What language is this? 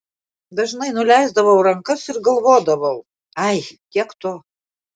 Lithuanian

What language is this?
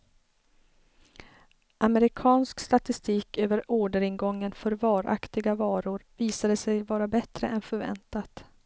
Swedish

